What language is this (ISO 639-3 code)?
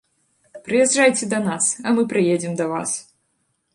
bel